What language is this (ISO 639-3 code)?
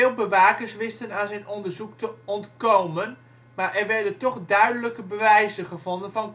nld